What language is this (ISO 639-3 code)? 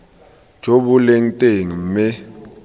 tsn